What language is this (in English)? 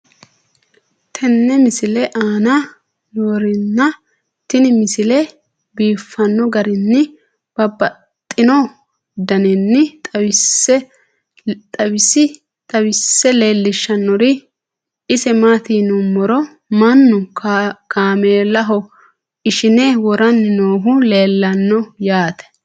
Sidamo